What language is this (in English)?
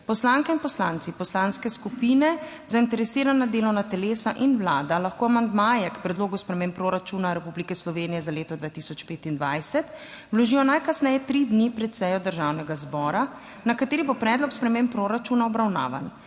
Slovenian